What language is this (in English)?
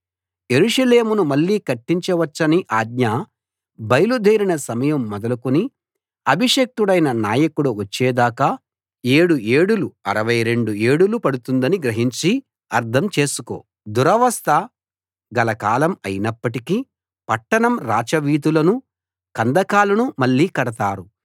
Telugu